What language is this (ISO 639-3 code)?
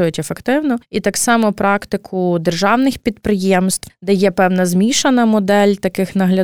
ukr